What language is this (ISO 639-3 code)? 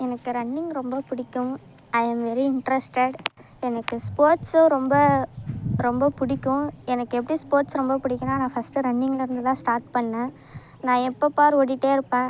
tam